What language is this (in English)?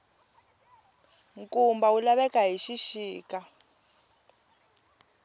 Tsonga